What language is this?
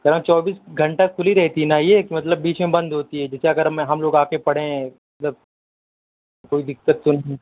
Urdu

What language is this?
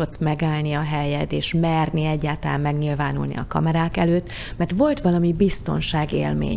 Hungarian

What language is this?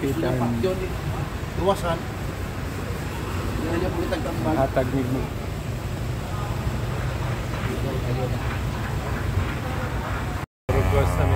Indonesian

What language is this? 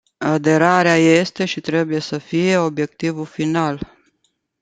Romanian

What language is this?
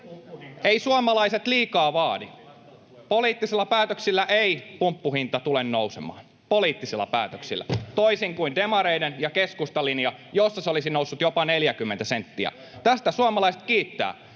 Finnish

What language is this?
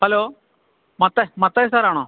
Malayalam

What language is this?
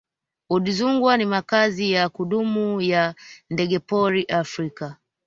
Swahili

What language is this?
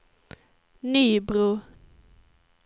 Swedish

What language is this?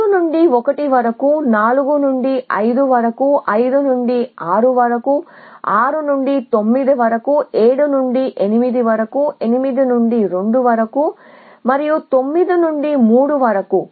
Telugu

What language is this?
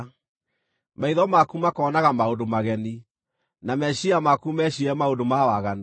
Kikuyu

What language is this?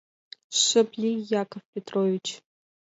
Mari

